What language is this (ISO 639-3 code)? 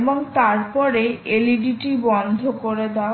ben